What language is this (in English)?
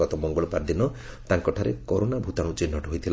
Odia